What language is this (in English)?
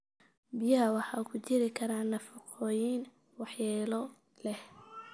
Somali